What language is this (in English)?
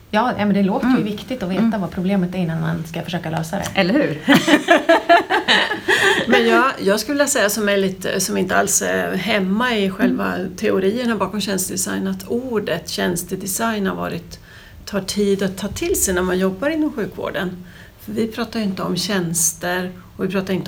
Swedish